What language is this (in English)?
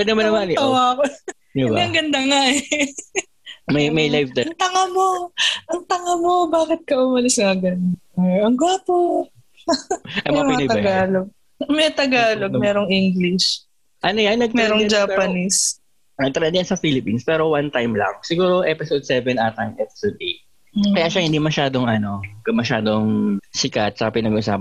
Filipino